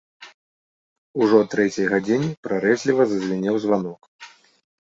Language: Belarusian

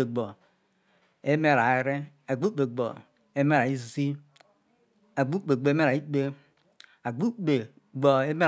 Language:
Isoko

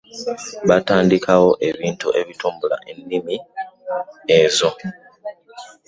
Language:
Ganda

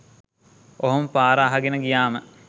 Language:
Sinhala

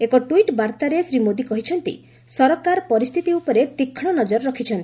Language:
Odia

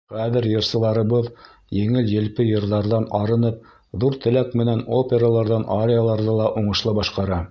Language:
Bashkir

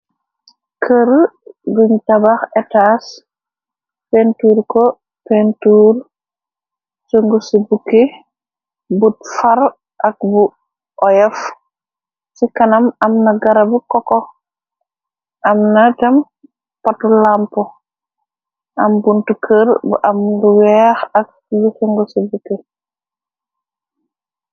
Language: Wolof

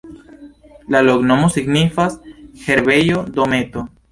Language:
Esperanto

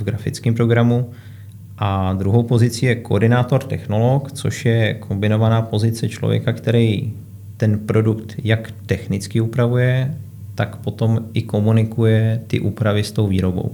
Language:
Czech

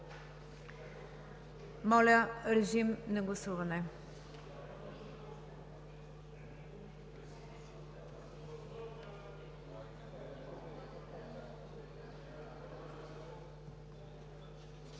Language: Bulgarian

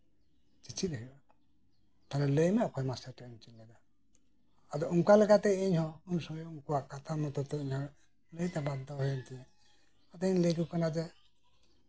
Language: Santali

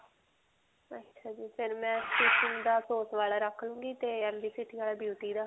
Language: Punjabi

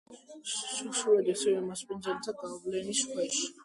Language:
Georgian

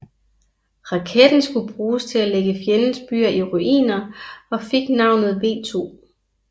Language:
Danish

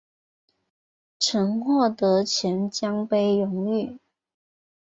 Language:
Chinese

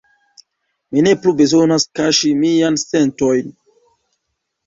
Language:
Esperanto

